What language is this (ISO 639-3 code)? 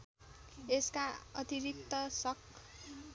nep